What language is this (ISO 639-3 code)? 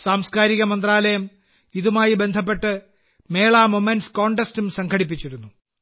mal